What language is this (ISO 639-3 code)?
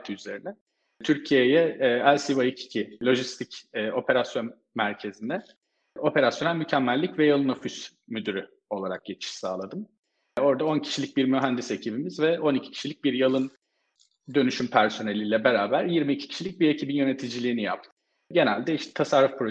tur